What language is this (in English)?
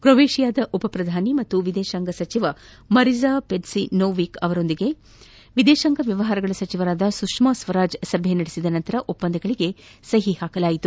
Kannada